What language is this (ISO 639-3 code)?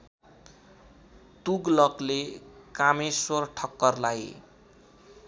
nep